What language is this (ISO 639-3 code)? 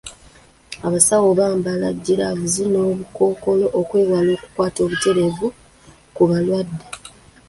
lug